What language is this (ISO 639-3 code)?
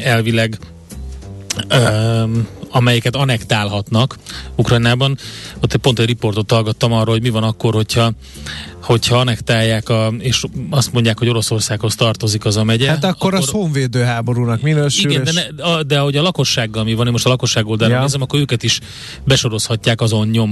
hun